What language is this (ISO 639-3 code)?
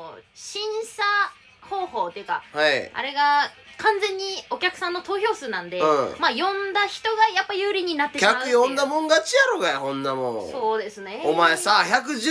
jpn